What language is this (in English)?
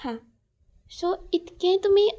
Konkani